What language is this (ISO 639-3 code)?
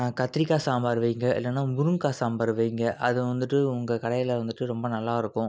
tam